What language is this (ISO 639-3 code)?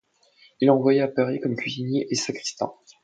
fra